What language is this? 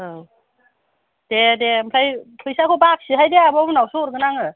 Bodo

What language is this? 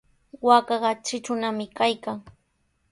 Sihuas Ancash Quechua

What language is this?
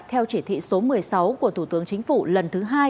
Vietnamese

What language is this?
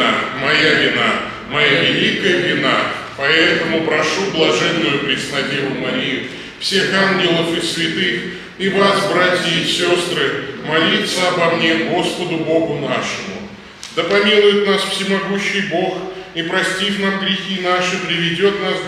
Russian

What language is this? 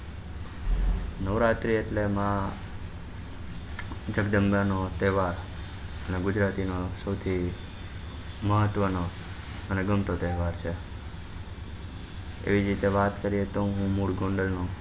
Gujarati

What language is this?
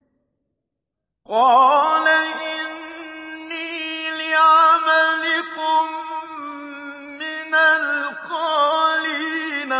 Arabic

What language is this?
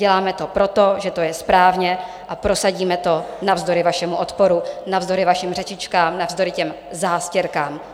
Czech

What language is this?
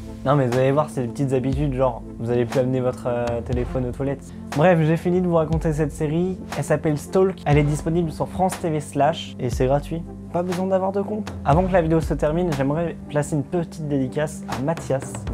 French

